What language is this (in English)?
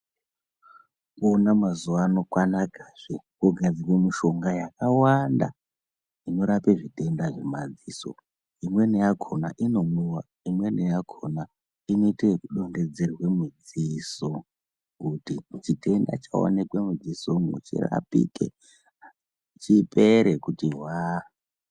Ndau